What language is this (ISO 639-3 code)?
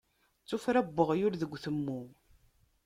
kab